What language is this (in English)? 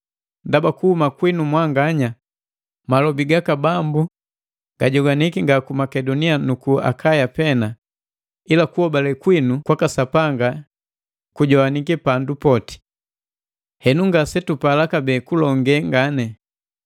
Matengo